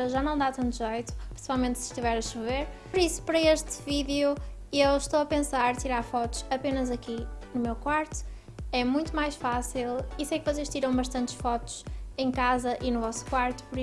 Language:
Portuguese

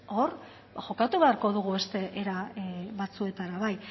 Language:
Basque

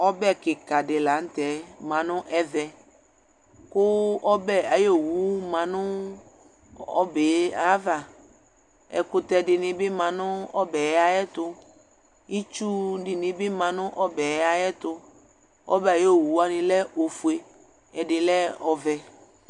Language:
Ikposo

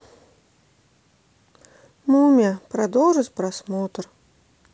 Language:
Russian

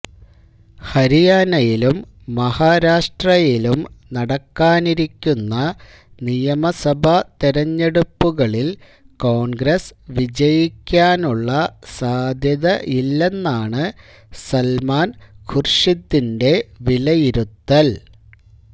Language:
Malayalam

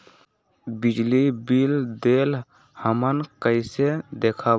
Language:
Magahi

